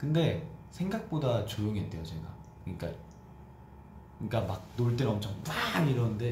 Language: Korean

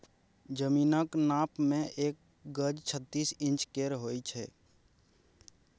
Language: Maithili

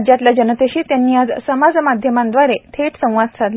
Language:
Marathi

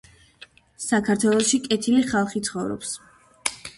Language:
Georgian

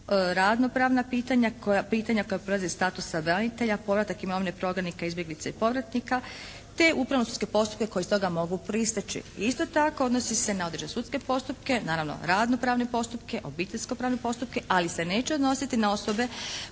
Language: Croatian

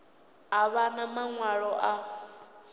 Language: Venda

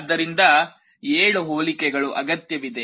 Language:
Kannada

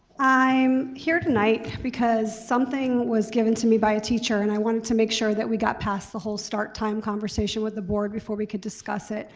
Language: English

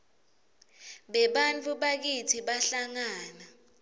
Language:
Swati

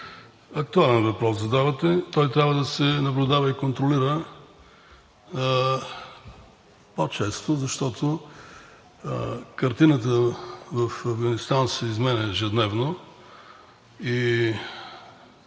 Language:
Bulgarian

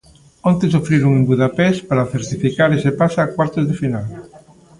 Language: Galician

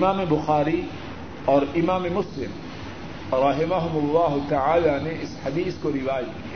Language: Urdu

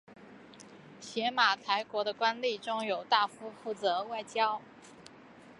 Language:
Chinese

